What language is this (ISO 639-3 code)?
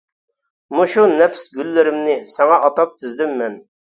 uig